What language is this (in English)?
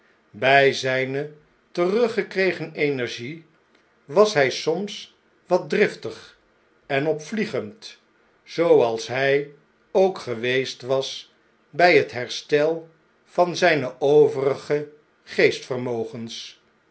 Dutch